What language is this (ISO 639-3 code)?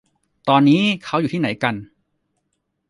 tha